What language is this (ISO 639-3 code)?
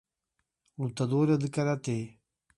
por